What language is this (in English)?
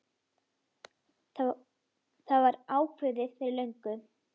Icelandic